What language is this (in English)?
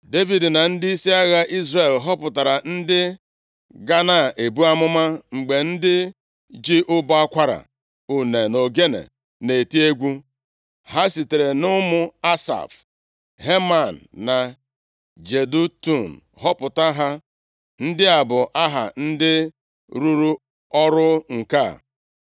Igbo